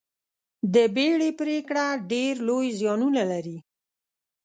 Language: Pashto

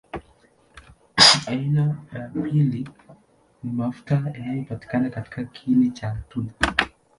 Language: Swahili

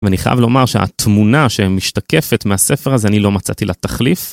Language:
Hebrew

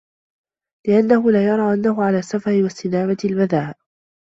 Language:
Arabic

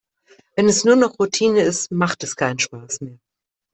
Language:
German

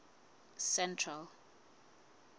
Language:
Southern Sotho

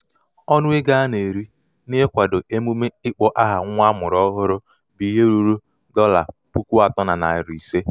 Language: Igbo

